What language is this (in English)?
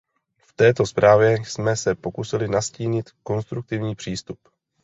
Czech